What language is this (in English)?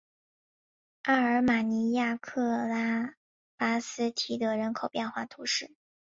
Chinese